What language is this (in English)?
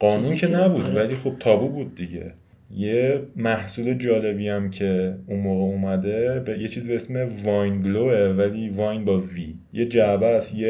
Persian